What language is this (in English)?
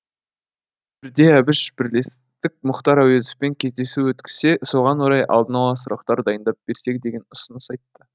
Kazakh